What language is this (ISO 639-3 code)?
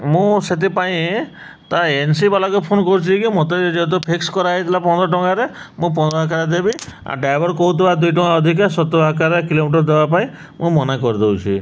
ori